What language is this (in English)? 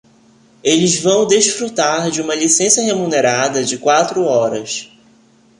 Portuguese